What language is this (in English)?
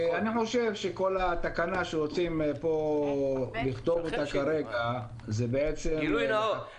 Hebrew